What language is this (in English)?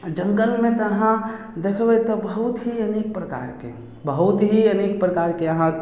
Maithili